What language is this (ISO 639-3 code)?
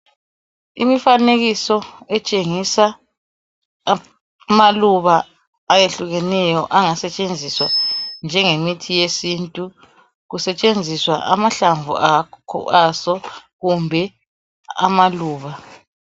nde